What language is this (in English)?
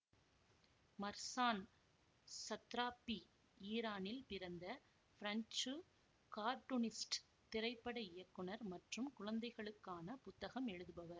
Tamil